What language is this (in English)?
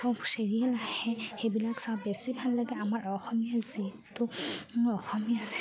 Assamese